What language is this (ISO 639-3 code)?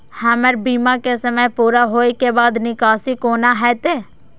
mai